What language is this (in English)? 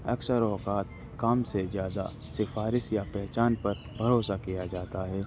Urdu